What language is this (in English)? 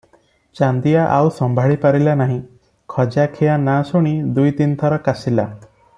Odia